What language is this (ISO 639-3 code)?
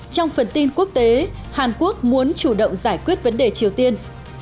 vie